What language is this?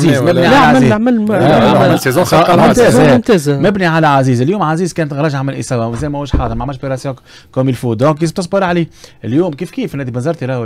Arabic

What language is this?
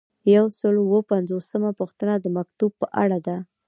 Pashto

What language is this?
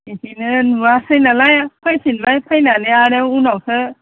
Bodo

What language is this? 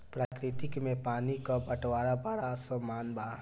Bhojpuri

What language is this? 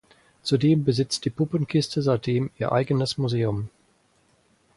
German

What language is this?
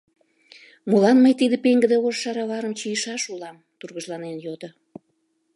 Mari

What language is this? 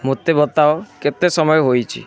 Odia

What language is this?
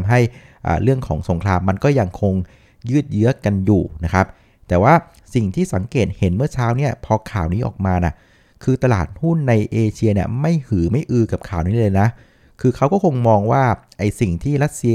Thai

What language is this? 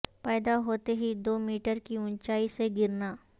Urdu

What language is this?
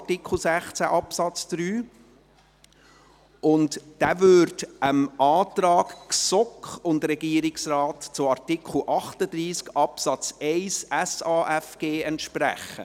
Swiss German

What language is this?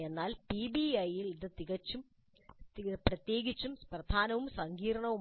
Malayalam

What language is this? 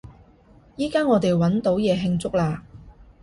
Cantonese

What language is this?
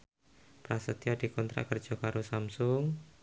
Javanese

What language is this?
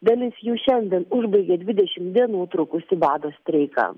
Lithuanian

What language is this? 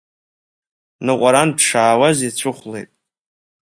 Abkhazian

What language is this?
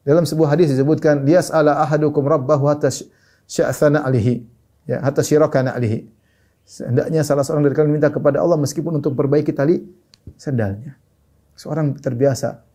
Indonesian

